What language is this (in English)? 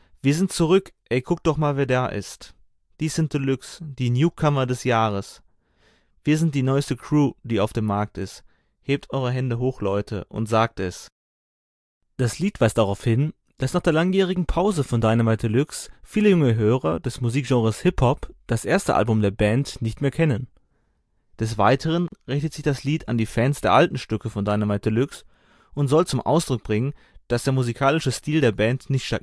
German